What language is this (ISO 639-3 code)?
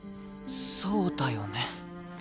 jpn